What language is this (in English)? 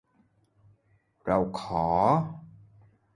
Thai